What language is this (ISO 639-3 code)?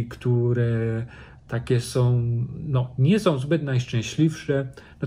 pol